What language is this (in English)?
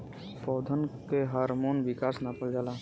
Bhojpuri